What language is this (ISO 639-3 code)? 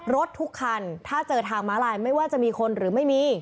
tha